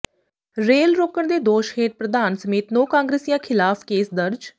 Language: Punjabi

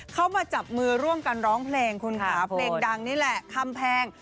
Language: Thai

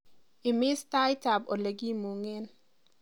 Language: Kalenjin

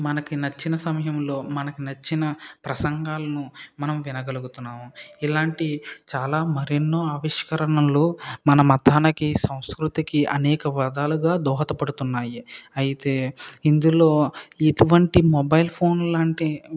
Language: Telugu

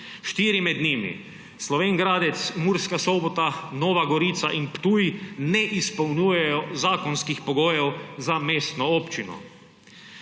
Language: Slovenian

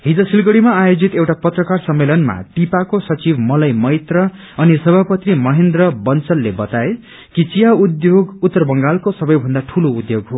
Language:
Nepali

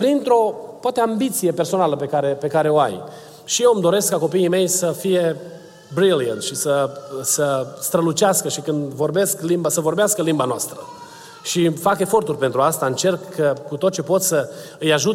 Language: Romanian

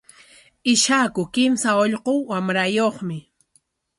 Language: Corongo Ancash Quechua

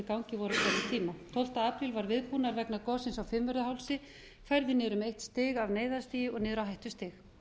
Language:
Icelandic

